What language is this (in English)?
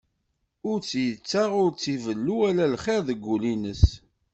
Kabyle